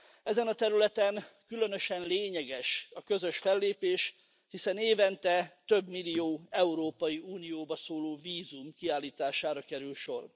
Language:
Hungarian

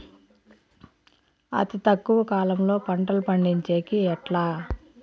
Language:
Telugu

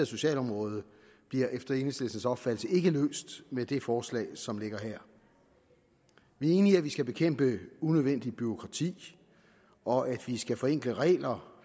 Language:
Danish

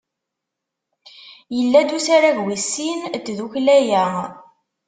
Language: Kabyle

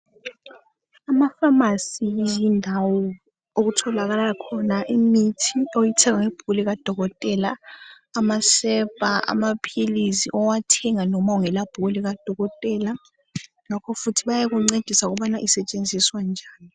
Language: North Ndebele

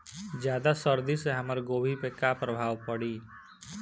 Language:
Bhojpuri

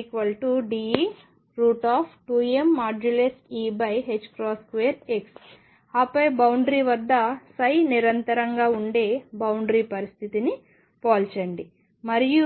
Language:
Telugu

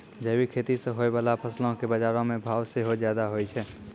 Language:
Maithili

